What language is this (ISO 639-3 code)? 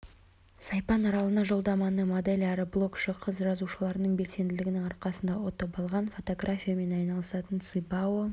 kaz